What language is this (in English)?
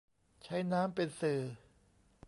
Thai